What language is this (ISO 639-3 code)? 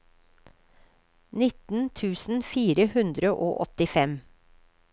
nor